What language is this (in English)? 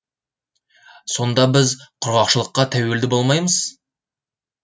Kazakh